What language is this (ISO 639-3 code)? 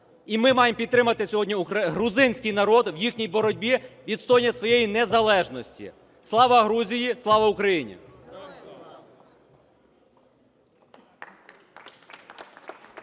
ukr